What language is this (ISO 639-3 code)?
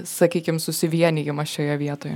lit